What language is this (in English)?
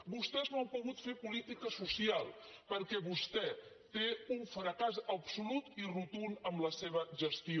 Catalan